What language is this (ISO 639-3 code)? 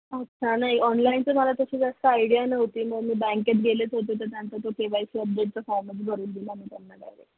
mar